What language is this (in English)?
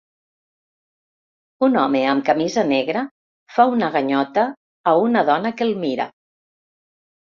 Catalan